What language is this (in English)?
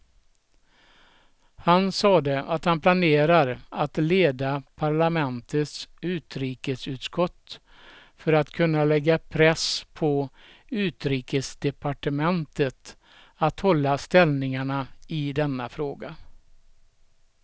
Swedish